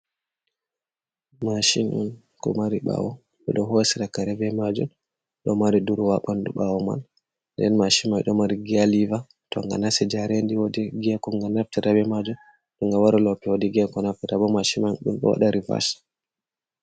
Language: Fula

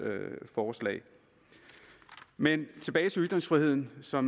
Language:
Danish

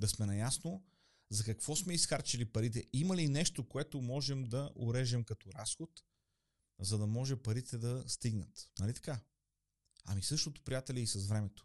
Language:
Bulgarian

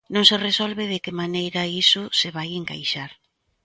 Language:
Galician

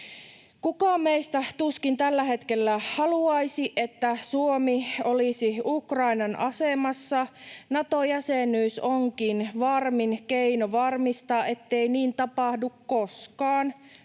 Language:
Finnish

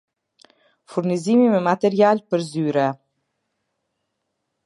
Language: Albanian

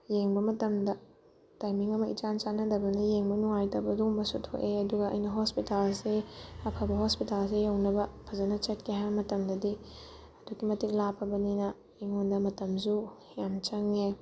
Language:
Manipuri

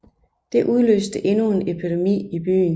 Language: Danish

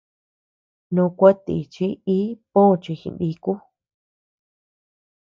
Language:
Tepeuxila Cuicatec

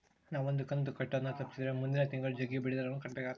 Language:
Kannada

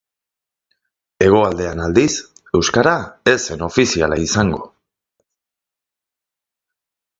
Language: Basque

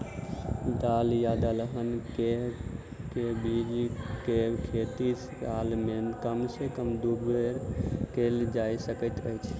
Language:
Maithili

